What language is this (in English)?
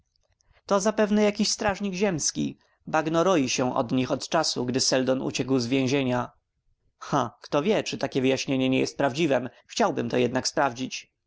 Polish